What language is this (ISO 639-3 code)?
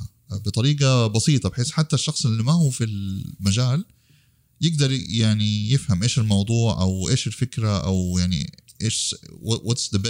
ara